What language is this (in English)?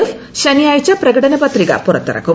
Malayalam